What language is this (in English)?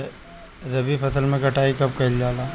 Bhojpuri